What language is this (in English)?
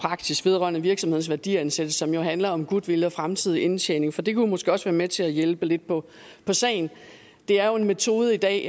Danish